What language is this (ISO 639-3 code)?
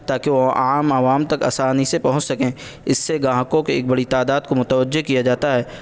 urd